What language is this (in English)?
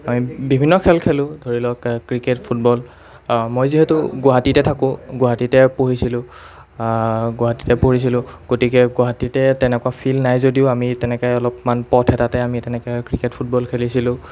Assamese